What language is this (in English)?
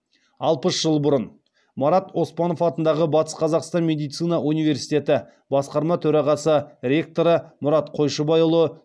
Kazakh